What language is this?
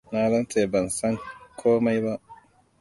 Hausa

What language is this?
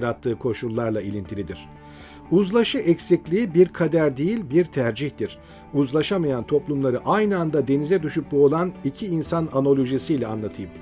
Turkish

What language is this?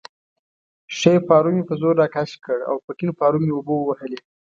Pashto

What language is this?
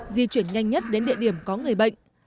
Vietnamese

